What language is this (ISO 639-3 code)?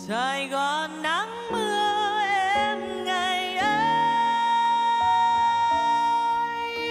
vie